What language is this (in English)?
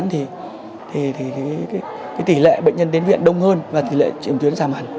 Vietnamese